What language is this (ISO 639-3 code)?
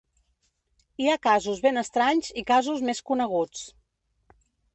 cat